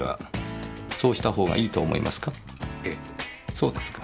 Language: Japanese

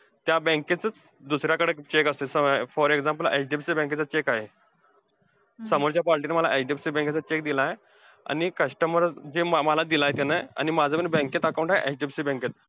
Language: Marathi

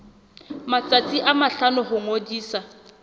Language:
Southern Sotho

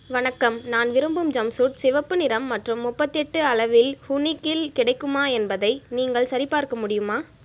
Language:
Tamil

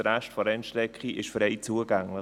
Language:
Swiss German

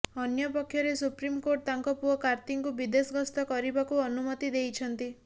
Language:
Odia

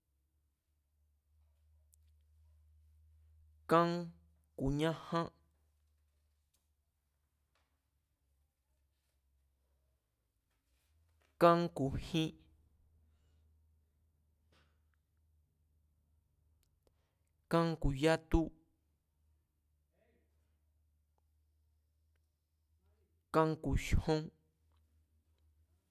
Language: Mazatlán Mazatec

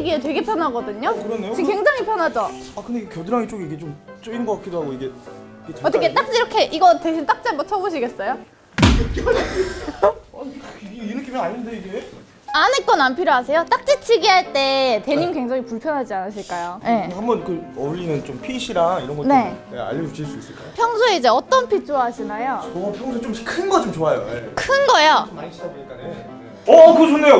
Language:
Korean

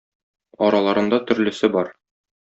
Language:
Tatar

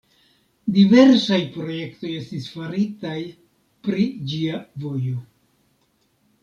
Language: Esperanto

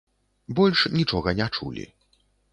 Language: Belarusian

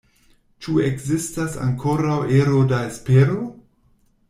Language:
Esperanto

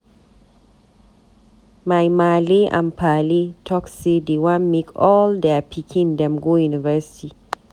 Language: Nigerian Pidgin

